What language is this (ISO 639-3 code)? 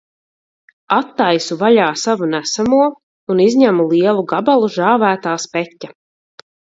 lav